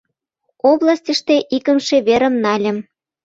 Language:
Mari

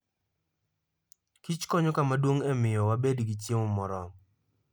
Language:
Luo (Kenya and Tanzania)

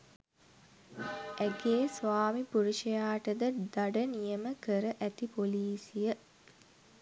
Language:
Sinhala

